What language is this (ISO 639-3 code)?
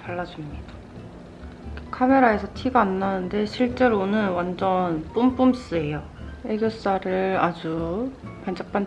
kor